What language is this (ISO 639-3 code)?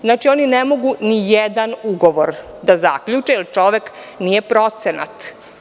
srp